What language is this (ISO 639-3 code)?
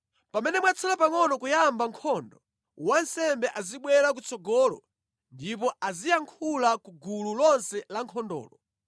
nya